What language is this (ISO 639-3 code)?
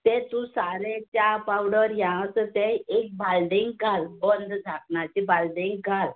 kok